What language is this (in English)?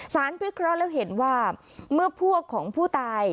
Thai